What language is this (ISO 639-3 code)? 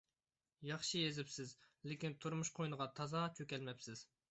uig